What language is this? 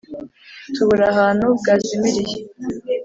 Kinyarwanda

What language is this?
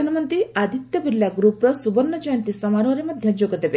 Odia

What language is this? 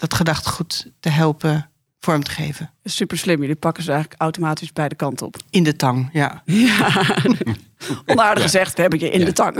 Dutch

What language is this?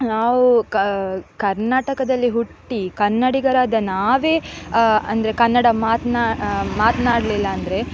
Kannada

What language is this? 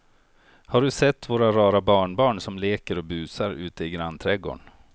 Swedish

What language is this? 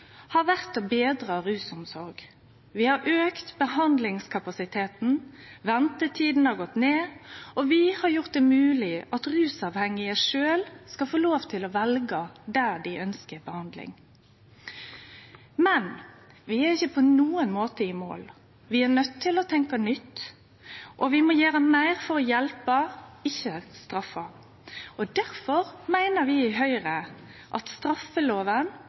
Norwegian Nynorsk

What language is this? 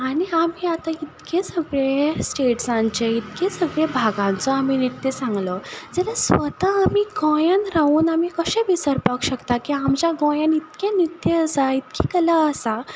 Konkani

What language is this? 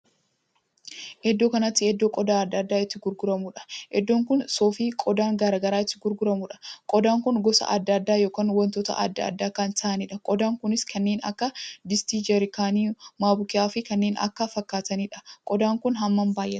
Oromo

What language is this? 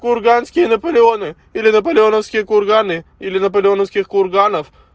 Russian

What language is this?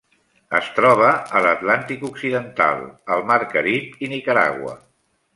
Catalan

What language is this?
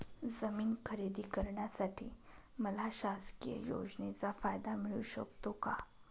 Marathi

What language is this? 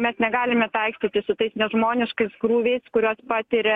Lithuanian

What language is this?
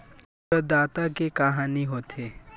Chhattisgarhi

